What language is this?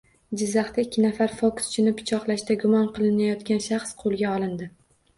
Uzbek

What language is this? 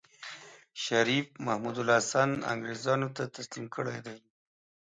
Pashto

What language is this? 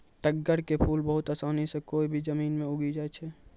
Maithili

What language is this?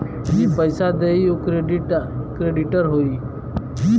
Bhojpuri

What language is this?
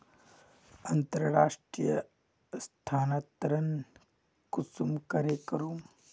Magahi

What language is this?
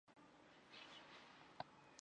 Chinese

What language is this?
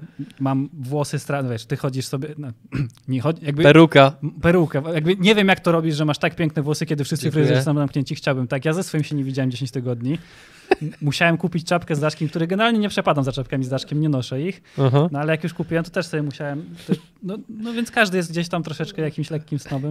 Polish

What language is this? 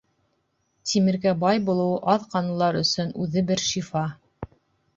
Bashkir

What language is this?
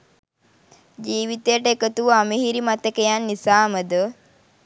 Sinhala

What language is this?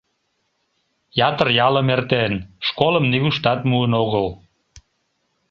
Mari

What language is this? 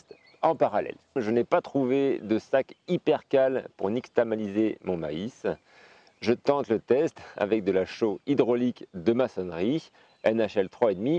French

